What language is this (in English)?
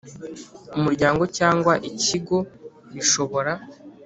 Kinyarwanda